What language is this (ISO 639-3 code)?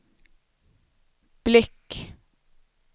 swe